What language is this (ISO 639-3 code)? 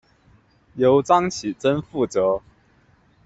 zho